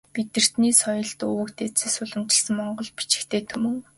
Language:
Mongolian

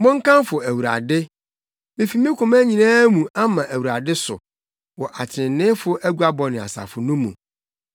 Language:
Akan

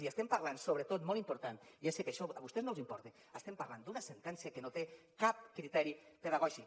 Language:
Catalan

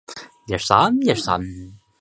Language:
Chinese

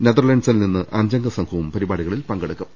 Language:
Malayalam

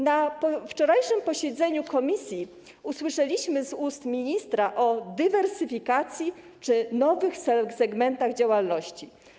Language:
Polish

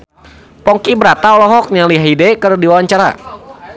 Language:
Sundanese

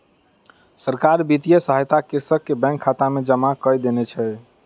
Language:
Maithili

